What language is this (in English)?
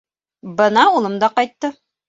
Bashkir